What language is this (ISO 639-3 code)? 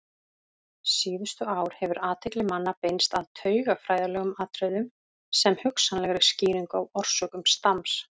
isl